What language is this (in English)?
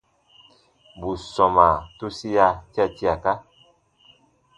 Baatonum